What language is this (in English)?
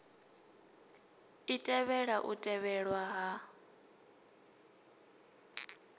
Venda